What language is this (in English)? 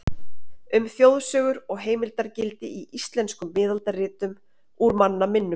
Icelandic